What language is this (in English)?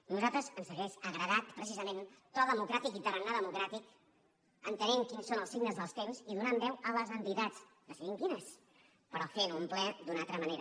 Catalan